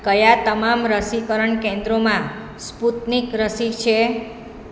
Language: Gujarati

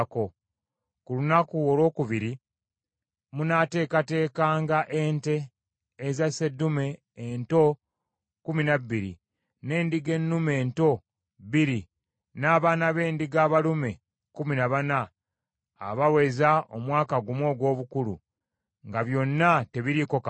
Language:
Ganda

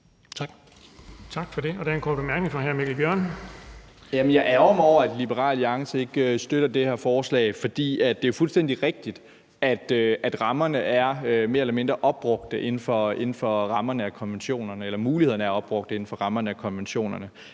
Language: Danish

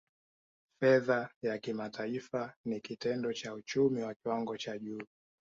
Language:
Swahili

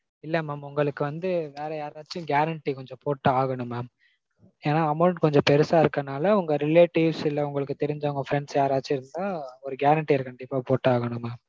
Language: Tamil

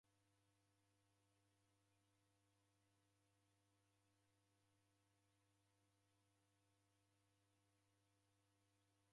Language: Taita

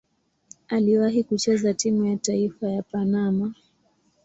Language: Swahili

